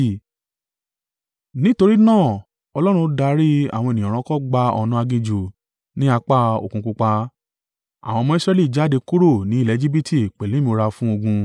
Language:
Yoruba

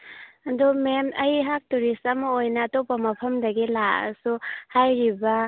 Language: Manipuri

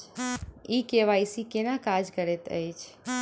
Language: Maithili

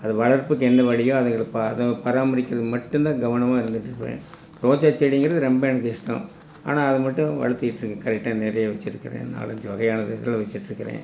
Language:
Tamil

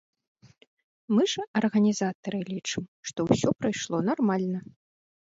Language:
Belarusian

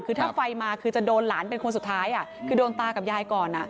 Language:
Thai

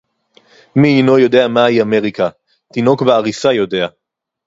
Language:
Hebrew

